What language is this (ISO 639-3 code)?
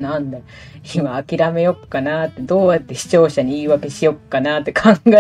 jpn